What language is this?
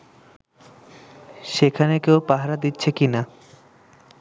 Bangla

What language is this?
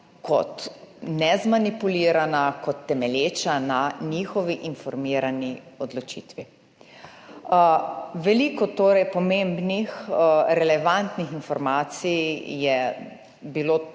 Slovenian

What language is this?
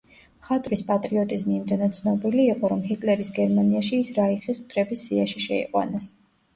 Georgian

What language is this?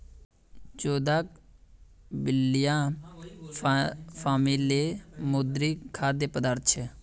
Magahi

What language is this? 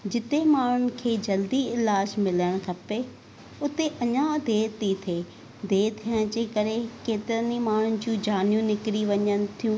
Sindhi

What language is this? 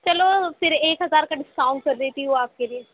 Urdu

